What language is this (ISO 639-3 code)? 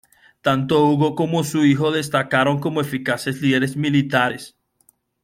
spa